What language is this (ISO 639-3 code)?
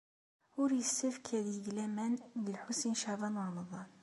kab